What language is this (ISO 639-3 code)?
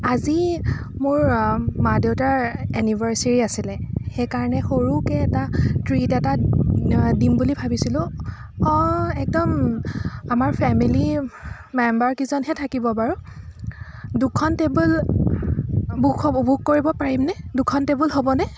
asm